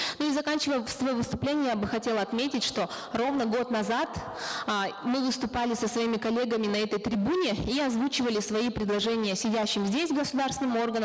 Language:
Kazakh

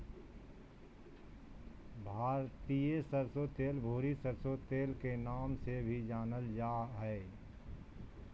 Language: Magahi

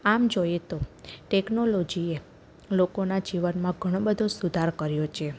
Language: Gujarati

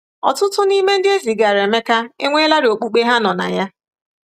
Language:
Igbo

